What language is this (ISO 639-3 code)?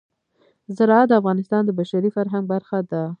pus